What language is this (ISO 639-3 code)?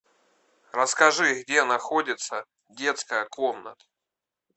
rus